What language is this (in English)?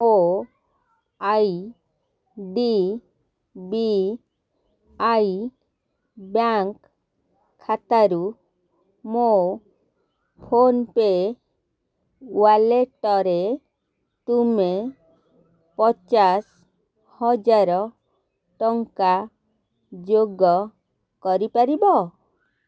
Odia